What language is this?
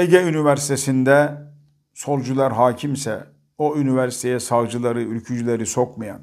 Turkish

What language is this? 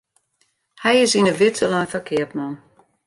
Western Frisian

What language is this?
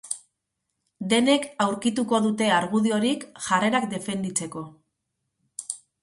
Basque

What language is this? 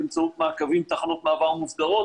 Hebrew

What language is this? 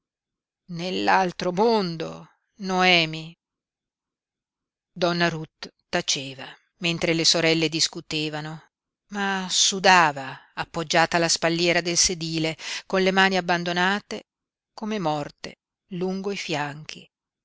Italian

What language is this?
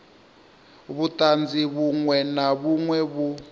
Venda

